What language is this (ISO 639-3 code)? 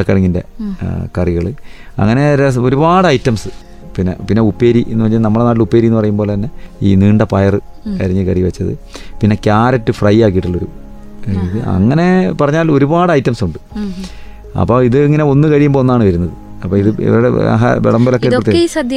mal